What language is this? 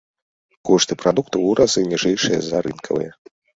Belarusian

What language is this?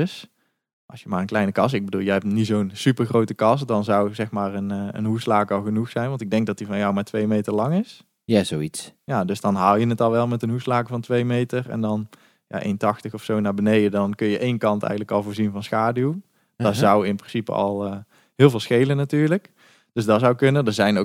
Dutch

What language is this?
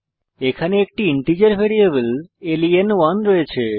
Bangla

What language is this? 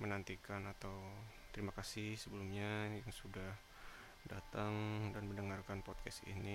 Indonesian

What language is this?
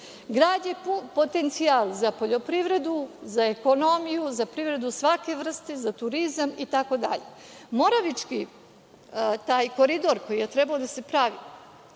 Serbian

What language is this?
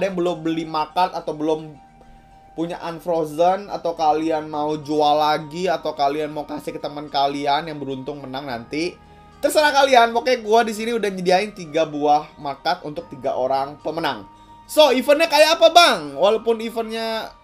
Indonesian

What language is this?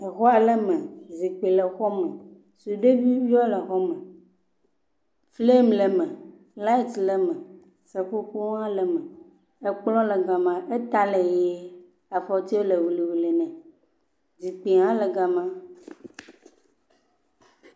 Ewe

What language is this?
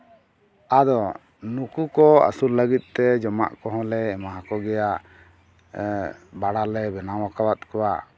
Santali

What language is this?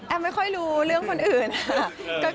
Thai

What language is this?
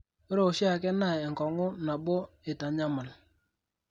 Masai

